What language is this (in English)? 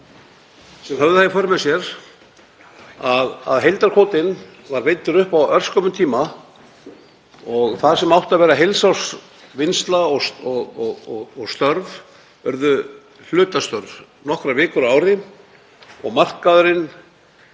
Icelandic